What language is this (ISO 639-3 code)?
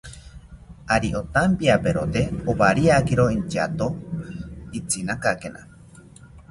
cpy